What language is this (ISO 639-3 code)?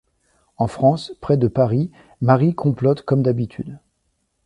fra